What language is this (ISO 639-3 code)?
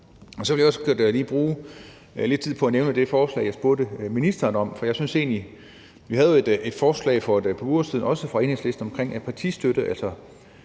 dan